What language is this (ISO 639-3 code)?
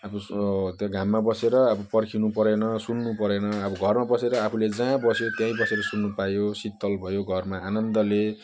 nep